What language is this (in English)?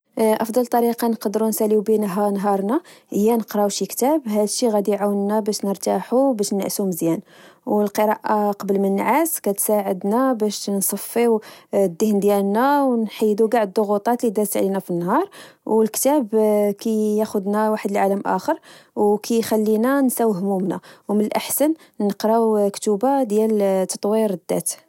Moroccan Arabic